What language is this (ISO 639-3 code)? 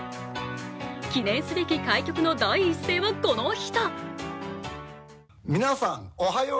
jpn